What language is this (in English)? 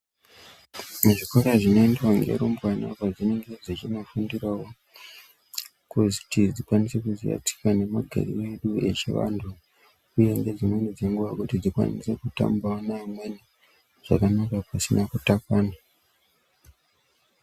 Ndau